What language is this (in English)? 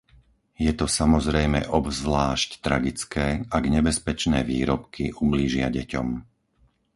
Slovak